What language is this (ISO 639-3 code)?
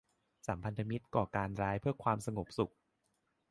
tha